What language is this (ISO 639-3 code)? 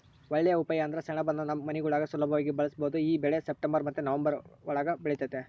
kan